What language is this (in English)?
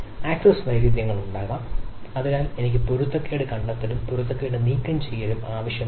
Malayalam